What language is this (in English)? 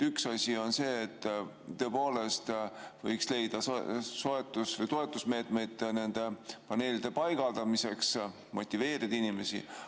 Estonian